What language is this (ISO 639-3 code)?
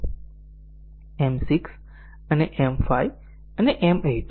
guj